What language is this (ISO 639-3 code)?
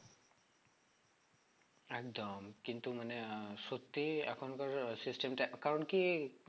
ben